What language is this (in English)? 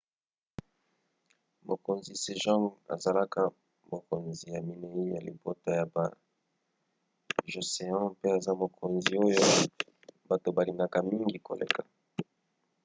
Lingala